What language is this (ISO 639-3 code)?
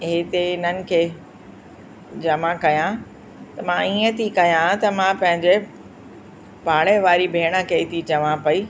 snd